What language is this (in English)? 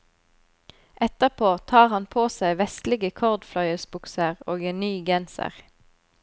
Norwegian